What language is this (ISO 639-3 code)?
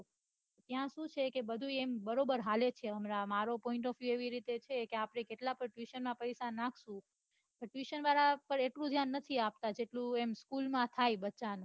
guj